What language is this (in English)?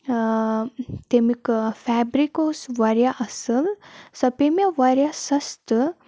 Kashmiri